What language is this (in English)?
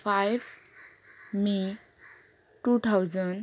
Konkani